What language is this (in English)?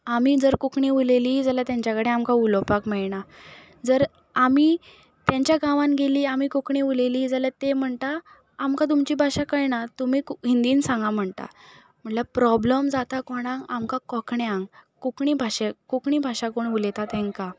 Konkani